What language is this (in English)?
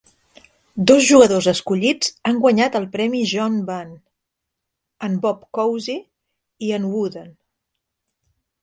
Catalan